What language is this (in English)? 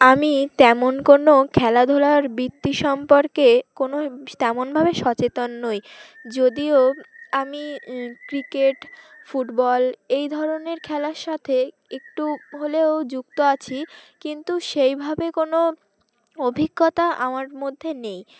Bangla